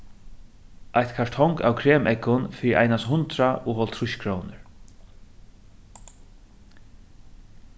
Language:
Faroese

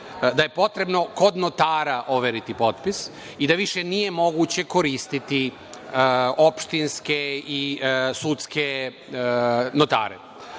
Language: Serbian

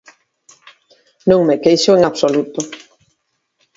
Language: Galician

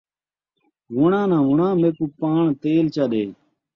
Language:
Saraiki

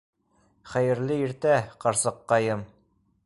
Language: Bashkir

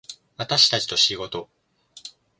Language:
Japanese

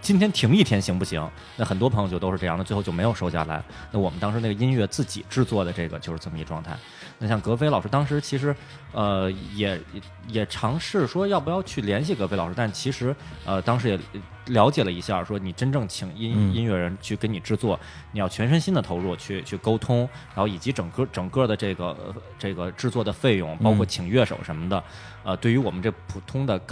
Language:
Chinese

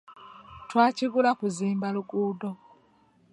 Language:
Ganda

